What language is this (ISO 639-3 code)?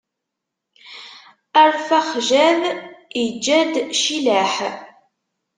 kab